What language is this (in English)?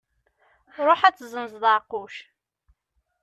Kabyle